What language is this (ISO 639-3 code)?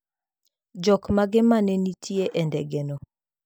luo